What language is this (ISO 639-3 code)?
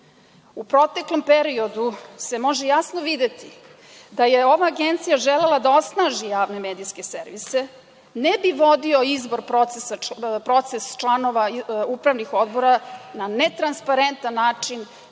srp